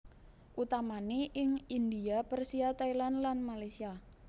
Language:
Javanese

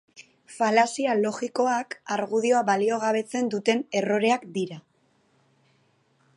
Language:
Basque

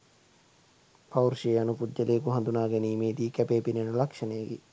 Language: Sinhala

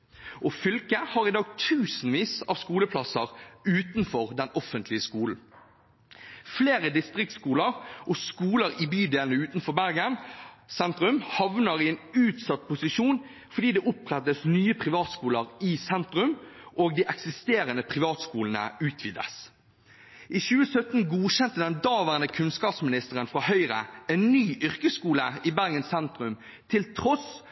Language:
Norwegian Bokmål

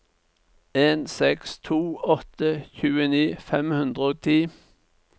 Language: Norwegian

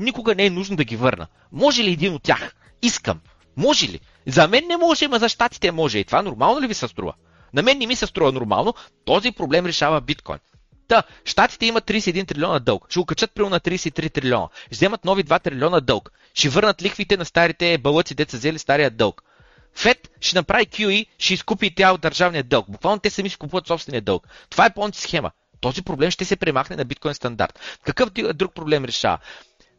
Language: Bulgarian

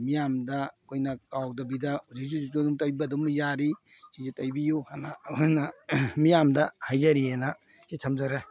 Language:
Manipuri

